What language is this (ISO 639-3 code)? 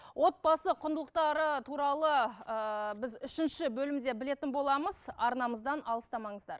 kaz